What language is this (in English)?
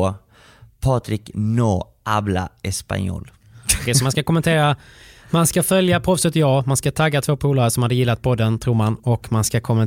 Swedish